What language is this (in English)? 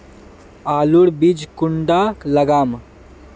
Magahi